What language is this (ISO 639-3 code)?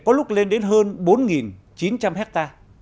vie